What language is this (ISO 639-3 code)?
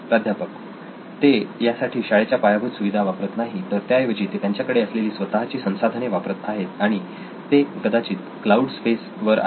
mar